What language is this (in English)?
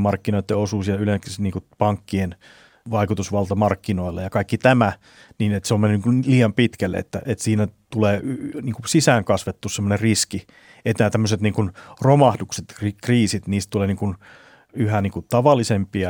Finnish